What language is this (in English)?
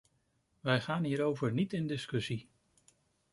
Dutch